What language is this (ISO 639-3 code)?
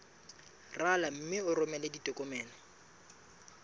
sot